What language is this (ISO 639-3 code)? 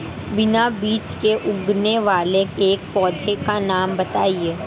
hin